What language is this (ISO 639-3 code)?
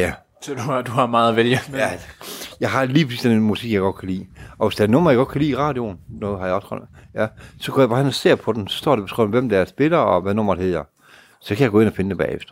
dan